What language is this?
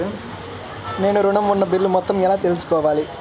Telugu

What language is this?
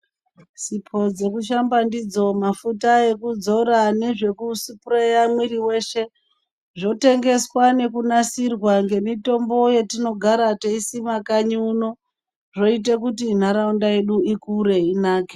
Ndau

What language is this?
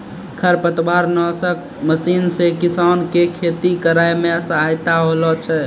Maithili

